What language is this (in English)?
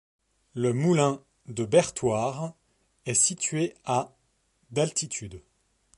French